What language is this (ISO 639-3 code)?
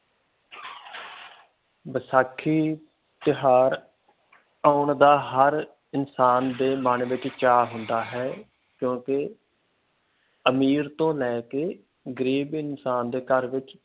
pan